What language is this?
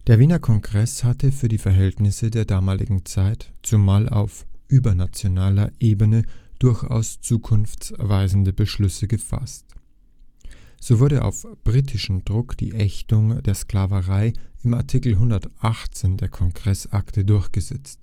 German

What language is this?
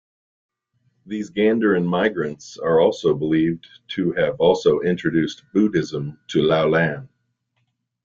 English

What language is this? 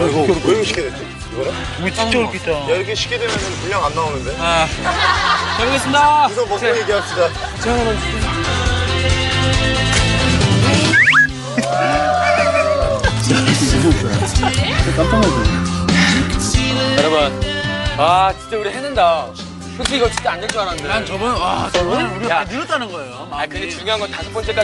Korean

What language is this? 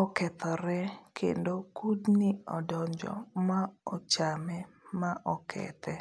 Luo (Kenya and Tanzania)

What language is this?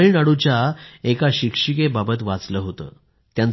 Marathi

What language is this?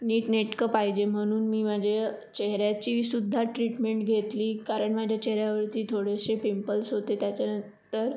Marathi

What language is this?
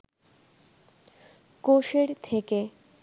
Bangla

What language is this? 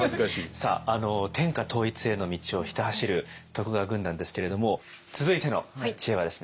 Japanese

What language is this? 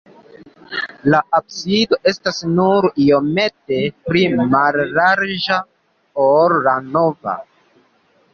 Esperanto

